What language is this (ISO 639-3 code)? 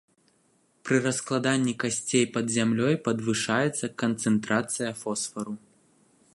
bel